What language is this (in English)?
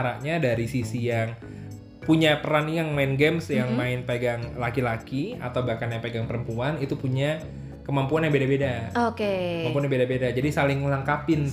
Indonesian